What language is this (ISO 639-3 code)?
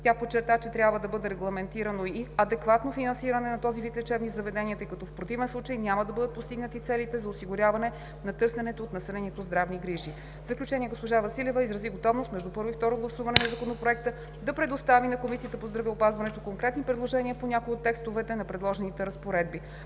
bul